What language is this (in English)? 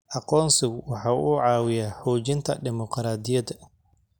Somali